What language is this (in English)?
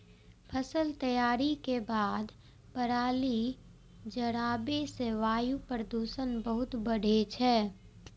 Maithili